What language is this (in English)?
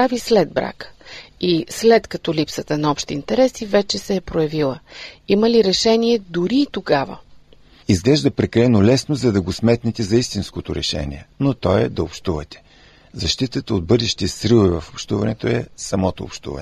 Bulgarian